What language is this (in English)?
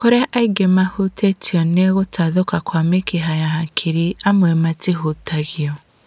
Kikuyu